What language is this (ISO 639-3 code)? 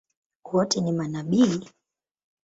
swa